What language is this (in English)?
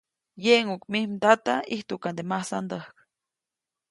Copainalá Zoque